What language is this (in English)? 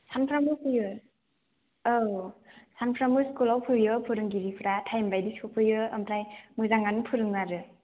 Bodo